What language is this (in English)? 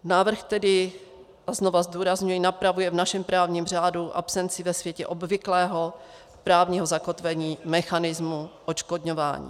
Czech